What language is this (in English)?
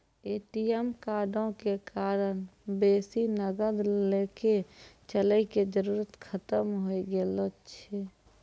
Maithili